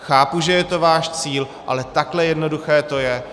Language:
Czech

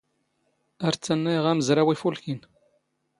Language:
Standard Moroccan Tamazight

